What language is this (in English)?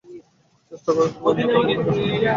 Bangla